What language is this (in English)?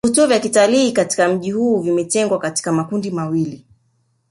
Swahili